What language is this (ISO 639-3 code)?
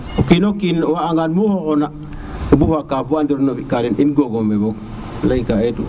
srr